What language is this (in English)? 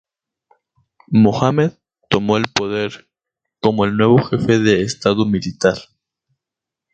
Spanish